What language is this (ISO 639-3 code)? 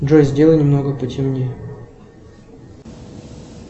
rus